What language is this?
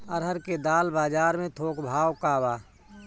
Bhojpuri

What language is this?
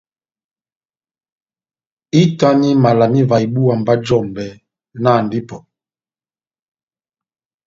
Batanga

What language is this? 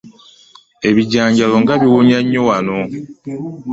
Ganda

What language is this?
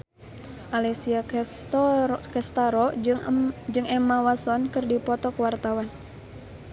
Sundanese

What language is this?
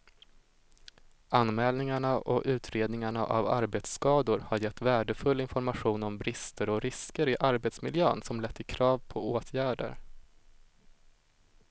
Swedish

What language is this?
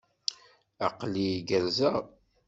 Kabyle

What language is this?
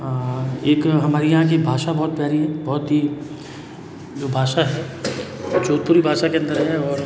Hindi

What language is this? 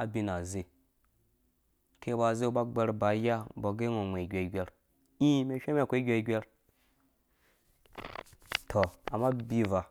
Dũya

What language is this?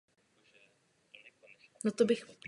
Czech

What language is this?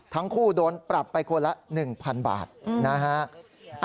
Thai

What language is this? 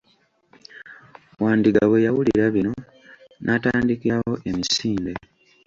Ganda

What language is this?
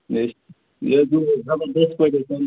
Kashmiri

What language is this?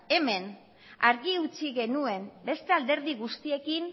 Basque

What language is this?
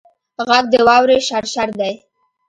Pashto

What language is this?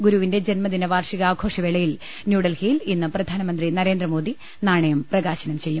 Malayalam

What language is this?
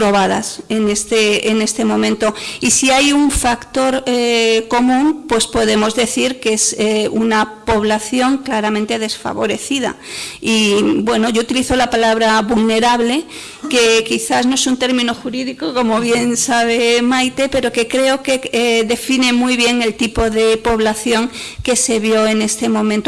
Spanish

